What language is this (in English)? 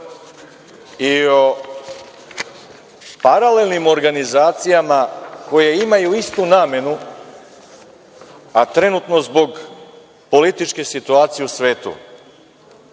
Serbian